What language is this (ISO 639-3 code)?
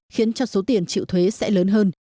vie